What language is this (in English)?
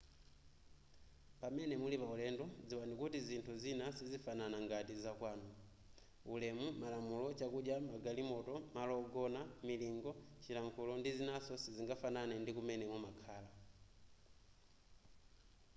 Nyanja